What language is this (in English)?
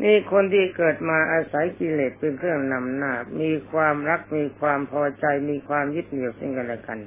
Thai